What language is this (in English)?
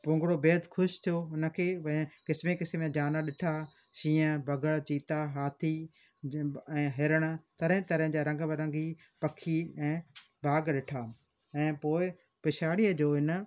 Sindhi